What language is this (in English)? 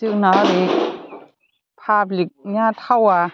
Bodo